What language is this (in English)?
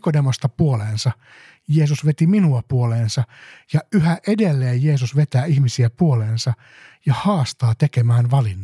Finnish